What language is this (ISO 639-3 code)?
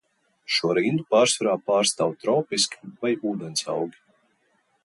lav